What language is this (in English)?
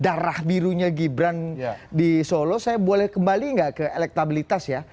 Indonesian